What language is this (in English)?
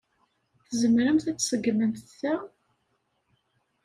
Kabyle